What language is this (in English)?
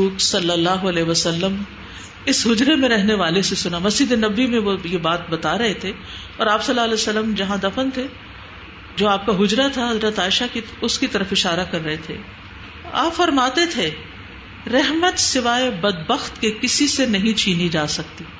Urdu